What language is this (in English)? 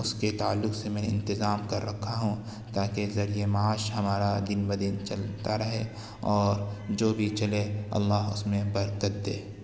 Urdu